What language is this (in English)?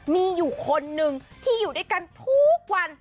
Thai